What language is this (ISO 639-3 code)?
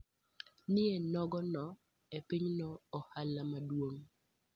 luo